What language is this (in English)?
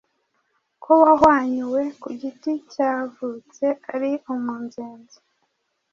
Kinyarwanda